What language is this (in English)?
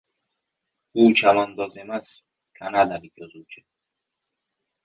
Uzbek